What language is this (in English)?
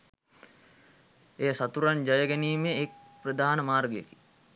Sinhala